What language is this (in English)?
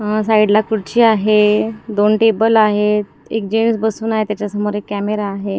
Marathi